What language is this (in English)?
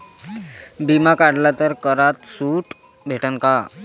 Marathi